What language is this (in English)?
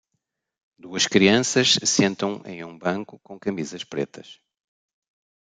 Portuguese